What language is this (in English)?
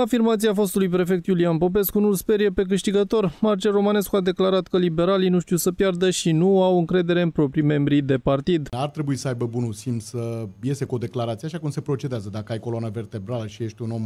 Romanian